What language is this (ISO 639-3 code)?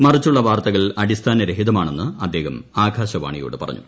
mal